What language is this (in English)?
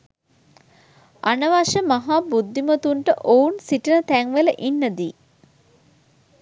Sinhala